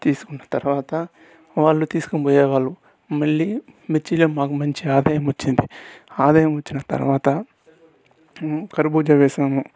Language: Telugu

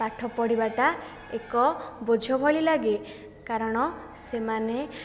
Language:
Odia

